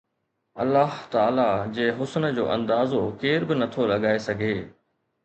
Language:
Sindhi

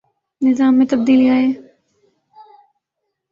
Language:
Urdu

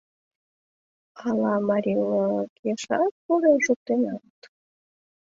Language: Mari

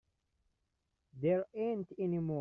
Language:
English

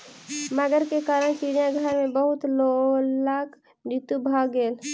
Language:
Maithili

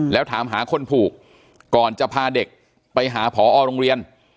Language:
Thai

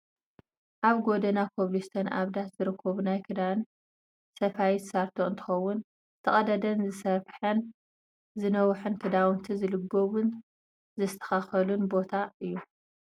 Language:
Tigrinya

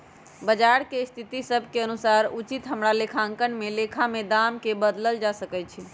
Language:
Magahi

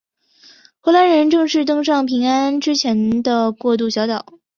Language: Chinese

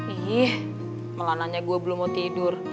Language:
Indonesian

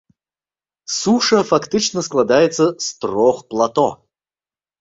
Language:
Belarusian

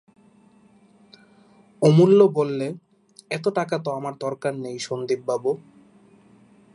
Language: Bangla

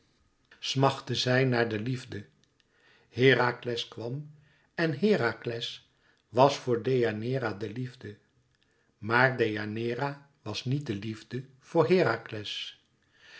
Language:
Dutch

